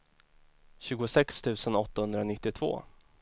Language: Swedish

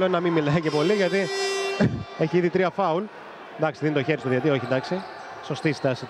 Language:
Greek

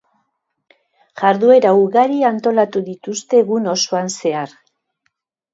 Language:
Basque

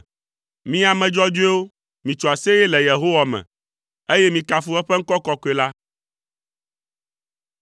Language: Ewe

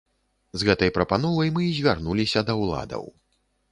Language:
Belarusian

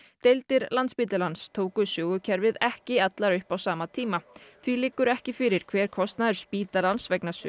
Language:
Icelandic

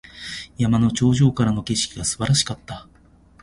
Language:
Japanese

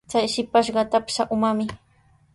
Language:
Sihuas Ancash Quechua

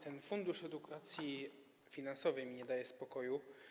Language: Polish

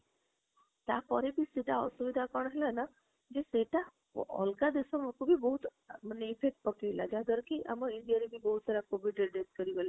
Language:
Odia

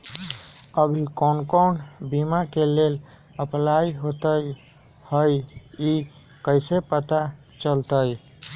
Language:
Magahi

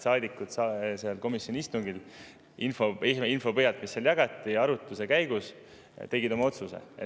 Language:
Estonian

